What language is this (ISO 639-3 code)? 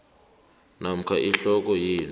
nbl